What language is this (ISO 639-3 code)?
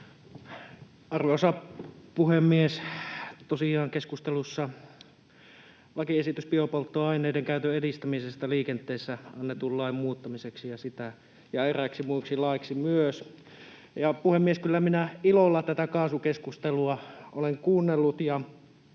fin